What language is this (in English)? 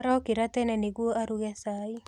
Kikuyu